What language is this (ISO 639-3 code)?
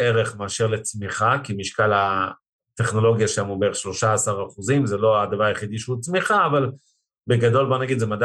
heb